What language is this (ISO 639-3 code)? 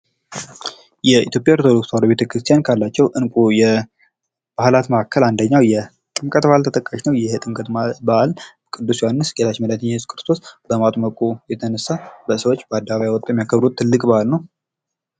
amh